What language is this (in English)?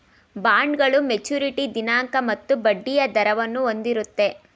Kannada